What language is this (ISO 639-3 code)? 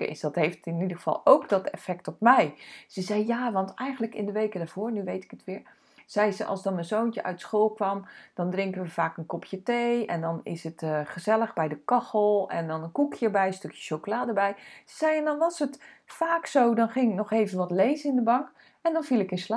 nld